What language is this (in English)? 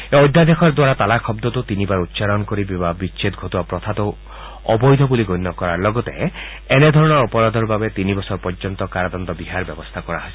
Assamese